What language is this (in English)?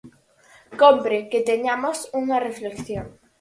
Galician